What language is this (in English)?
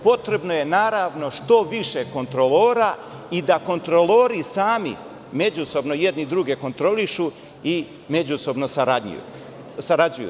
Serbian